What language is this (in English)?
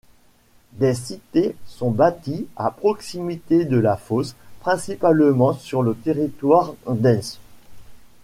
French